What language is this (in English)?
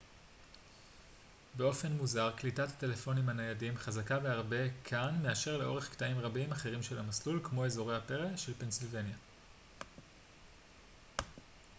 Hebrew